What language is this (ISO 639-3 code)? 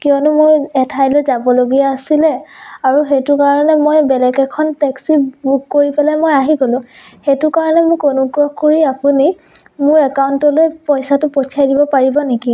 asm